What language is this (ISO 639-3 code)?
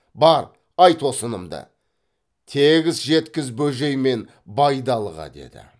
kaz